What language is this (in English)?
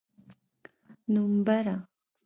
Pashto